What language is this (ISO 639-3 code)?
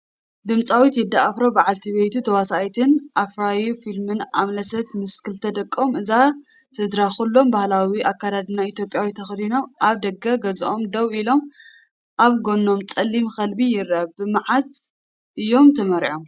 tir